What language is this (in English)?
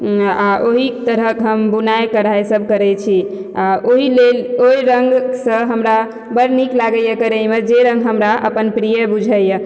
Maithili